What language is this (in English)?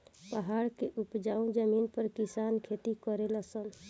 Bhojpuri